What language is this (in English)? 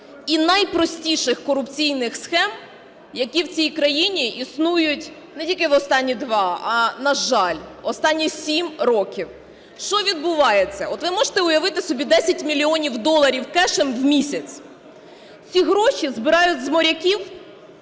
Ukrainian